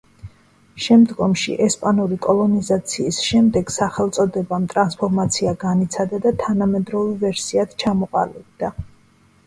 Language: Georgian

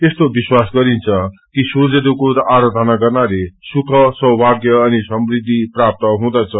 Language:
Nepali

